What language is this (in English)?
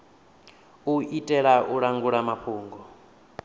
Venda